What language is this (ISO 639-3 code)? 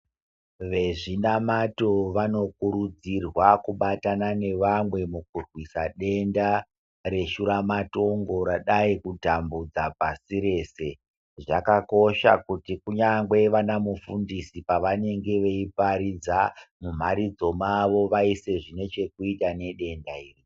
ndc